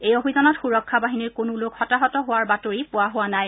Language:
Assamese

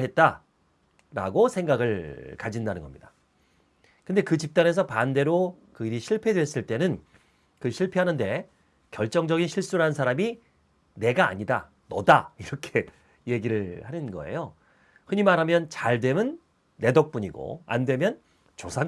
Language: Korean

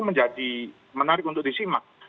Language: Indonesian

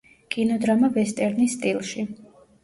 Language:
Georgian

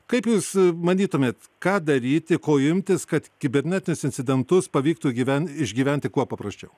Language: Lithuanian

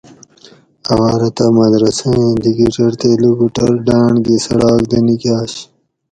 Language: Gawri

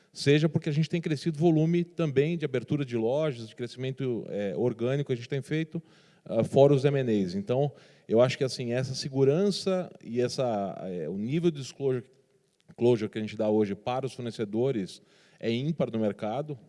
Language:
Portuguese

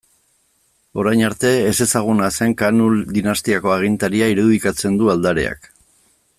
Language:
Basque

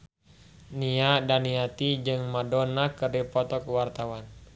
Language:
Sundanese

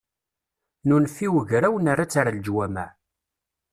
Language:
Kabyle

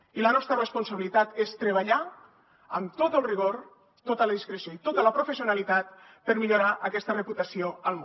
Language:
Catalan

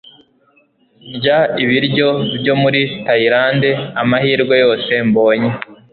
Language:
Kinyarwanda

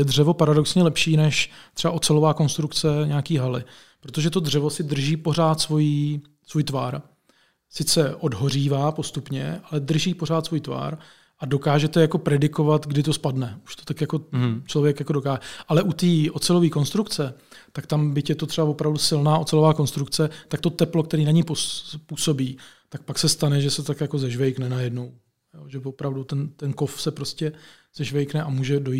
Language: Czech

